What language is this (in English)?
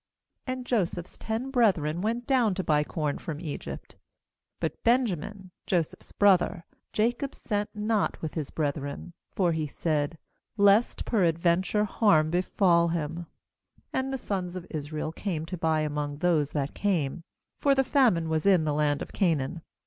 English